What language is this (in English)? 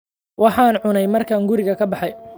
Somali